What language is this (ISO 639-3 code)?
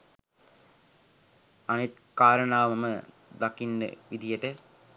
sin